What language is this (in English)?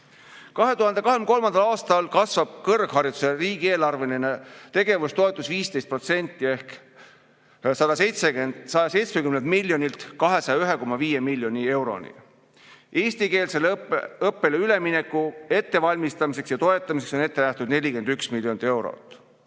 Estonian